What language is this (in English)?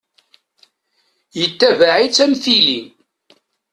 Kabyle